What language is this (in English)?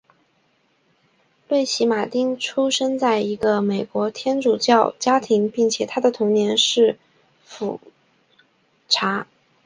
Chinese